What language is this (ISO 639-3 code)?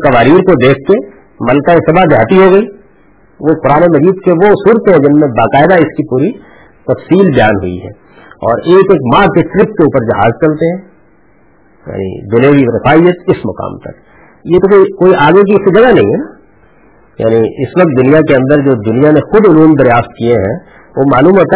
urd